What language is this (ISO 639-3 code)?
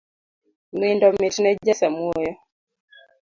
luo